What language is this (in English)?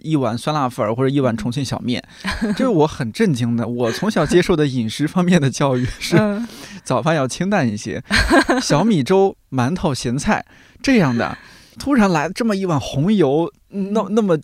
Chinese